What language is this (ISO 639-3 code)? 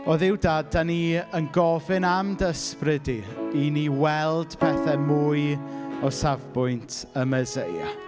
cym